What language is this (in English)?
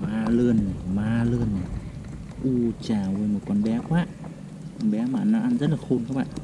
Vietnamese